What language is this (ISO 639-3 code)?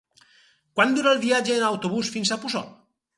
cat